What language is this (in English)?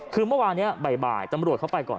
Thai